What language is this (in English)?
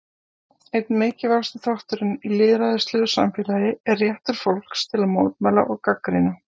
Icelandic